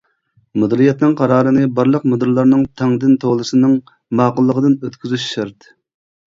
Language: Uyghur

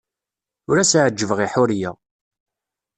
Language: Kabyle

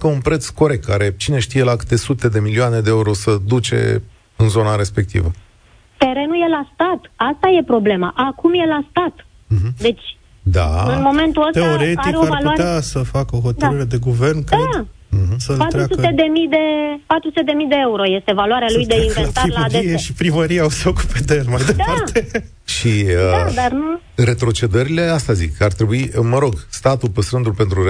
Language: Romanian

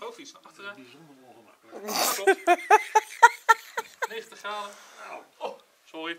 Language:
Dutch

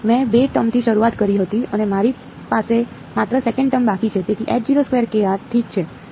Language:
Gujarati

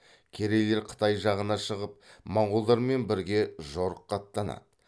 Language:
Kazakh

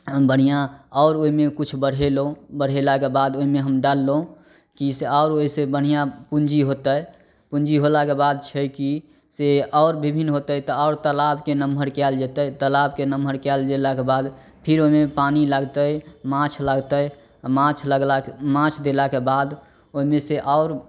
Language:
Maithili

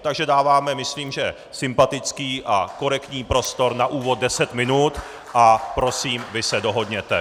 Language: Czech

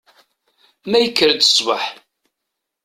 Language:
Kabyle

